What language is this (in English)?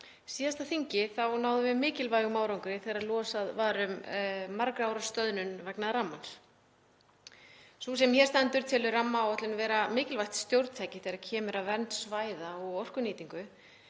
Icelandic